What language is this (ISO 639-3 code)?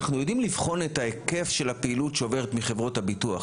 heb